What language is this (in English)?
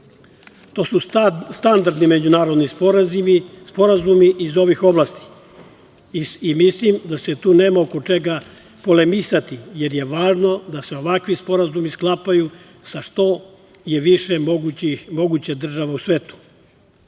Serbian